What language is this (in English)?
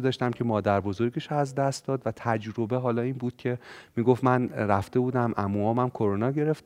Persian